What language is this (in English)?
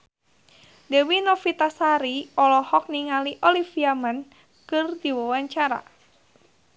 Sundanese